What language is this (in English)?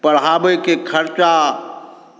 Maithili